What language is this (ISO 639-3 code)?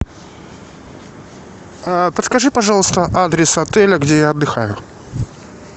rus